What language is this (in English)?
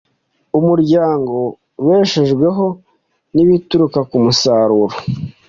Kinyarwanda